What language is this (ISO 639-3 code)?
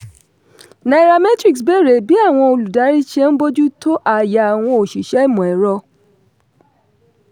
yor